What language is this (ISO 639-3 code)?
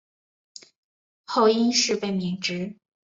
zho